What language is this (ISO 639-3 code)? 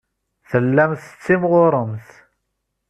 kab